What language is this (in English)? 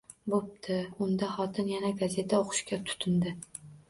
Uzbek